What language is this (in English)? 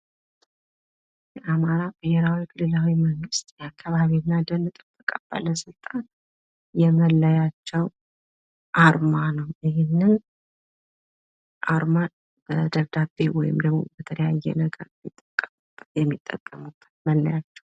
Amharic